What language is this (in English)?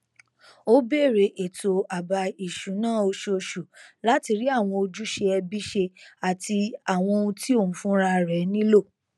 Yoruba